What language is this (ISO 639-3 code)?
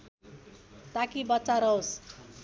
nep